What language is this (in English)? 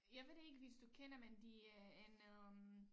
Danish